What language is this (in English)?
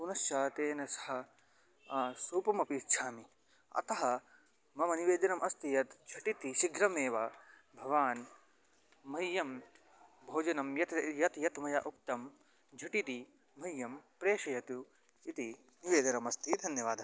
Sanskrit